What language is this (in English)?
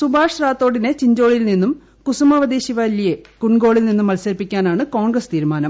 Malayalam